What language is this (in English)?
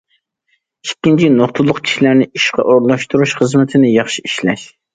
Uyghur